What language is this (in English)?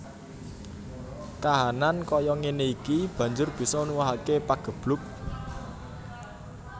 Javanese